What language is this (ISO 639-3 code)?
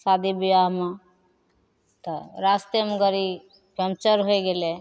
mai